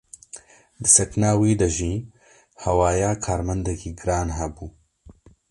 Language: Kurdish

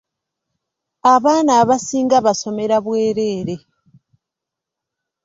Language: Ganda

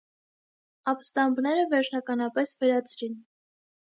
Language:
Armenian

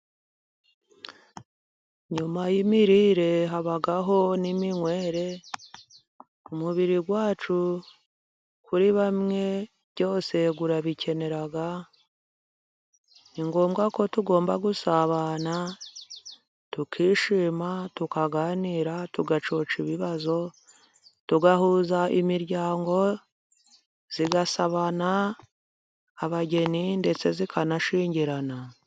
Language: Kinyarwanda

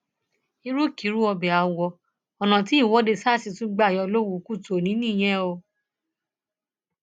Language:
Yoruba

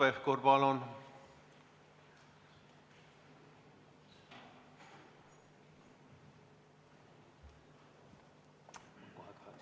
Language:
Estonian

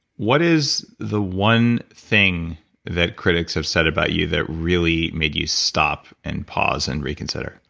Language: English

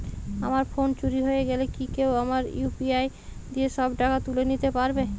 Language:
Bangla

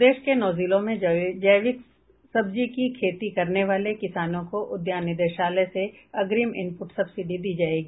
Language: Hindi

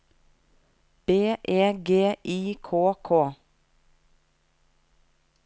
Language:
Norwegian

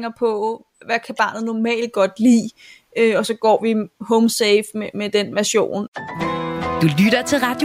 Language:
Danish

